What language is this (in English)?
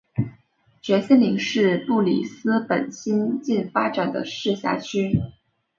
Chinese